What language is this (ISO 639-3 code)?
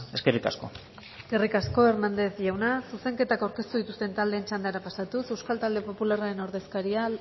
eus